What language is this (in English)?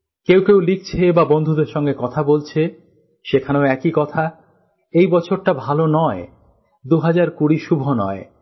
Bangla